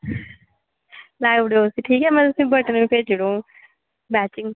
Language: Dogri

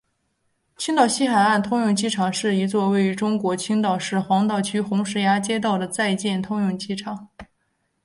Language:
Chinese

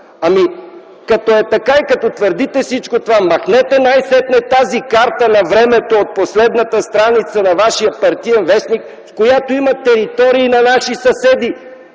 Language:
Bulgarian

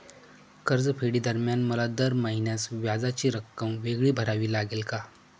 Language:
Marathi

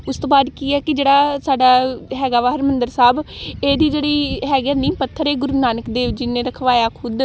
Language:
Punjabi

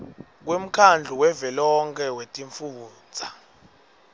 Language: Swati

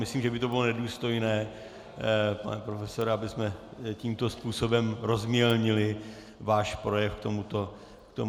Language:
Czech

